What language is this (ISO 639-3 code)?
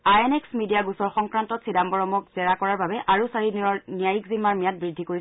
asm